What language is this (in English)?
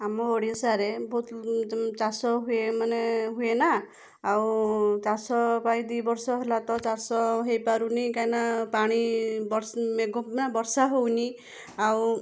Odia